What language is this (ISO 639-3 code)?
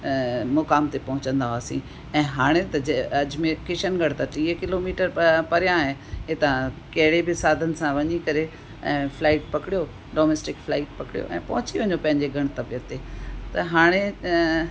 snd